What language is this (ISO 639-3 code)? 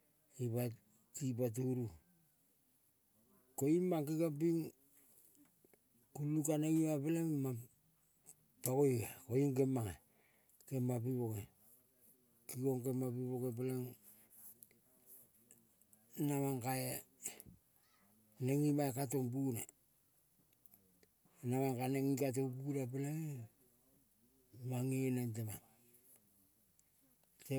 kol